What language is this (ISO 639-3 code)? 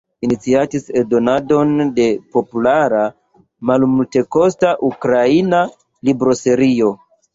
epo